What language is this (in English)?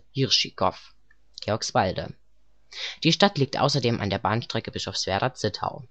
German